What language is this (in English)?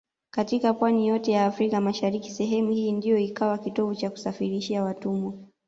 Swahili